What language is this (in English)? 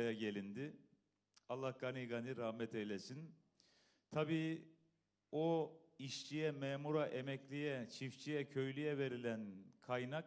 Turkish